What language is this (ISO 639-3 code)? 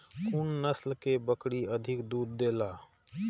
mai